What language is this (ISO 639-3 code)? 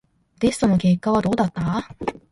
jpn